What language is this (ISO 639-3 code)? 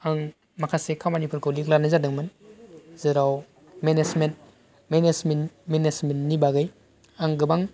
brx